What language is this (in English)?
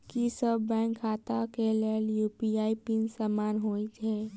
Maithili